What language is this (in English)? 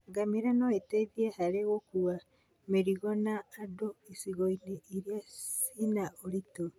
Kikuyu